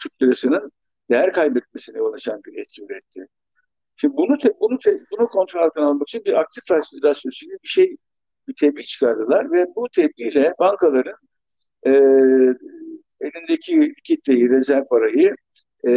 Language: Turkish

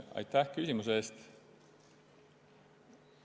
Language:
Estonian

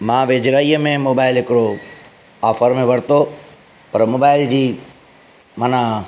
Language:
Sindhi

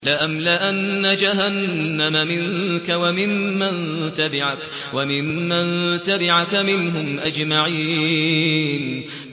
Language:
Arabic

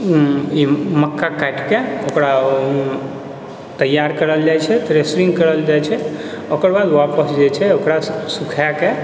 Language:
Maithili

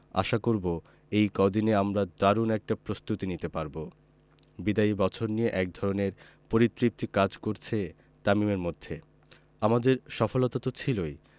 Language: Bangla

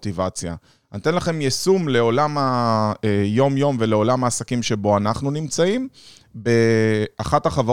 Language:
Hebrew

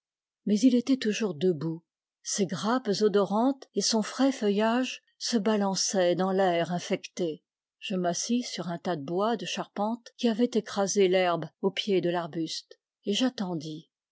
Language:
French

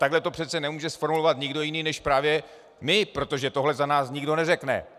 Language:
Czech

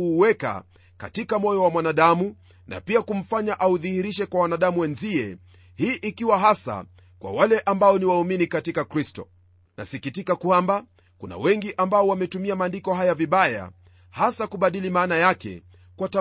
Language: Swahili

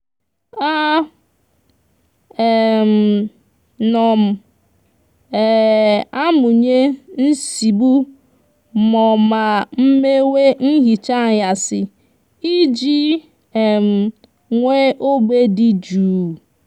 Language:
Igbo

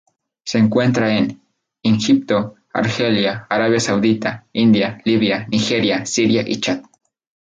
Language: Spanish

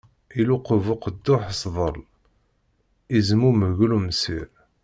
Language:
Kabyle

